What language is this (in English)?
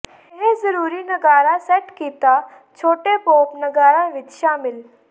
Punjabi